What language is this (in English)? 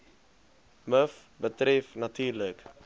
Afrikaans